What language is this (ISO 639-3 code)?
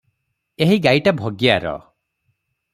ori